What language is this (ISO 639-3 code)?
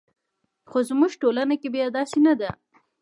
pus